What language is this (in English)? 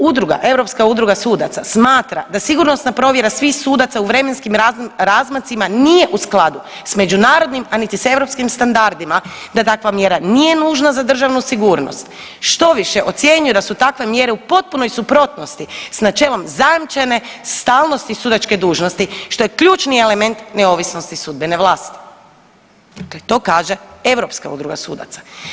Croatian